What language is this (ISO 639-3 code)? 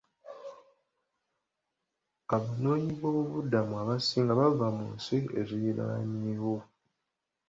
lug